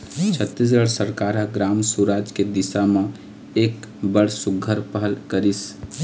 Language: Chhattisgarhi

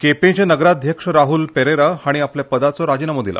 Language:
Konkani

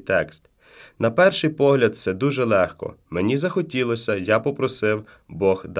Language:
Ukrainian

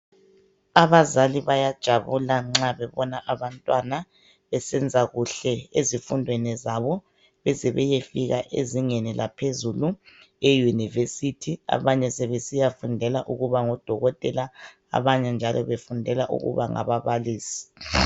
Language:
North Ndebele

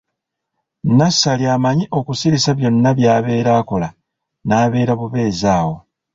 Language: Ganda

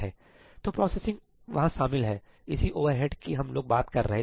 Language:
Hindi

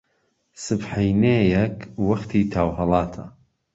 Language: Central Kurdish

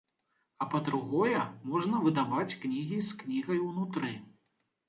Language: Belarusian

